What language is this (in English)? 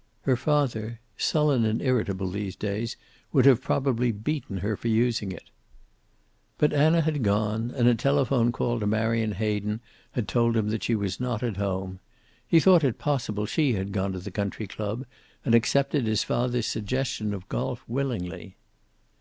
English